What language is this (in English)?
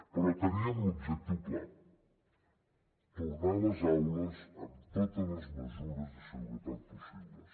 Catalan